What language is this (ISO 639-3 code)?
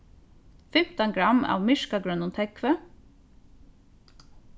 fao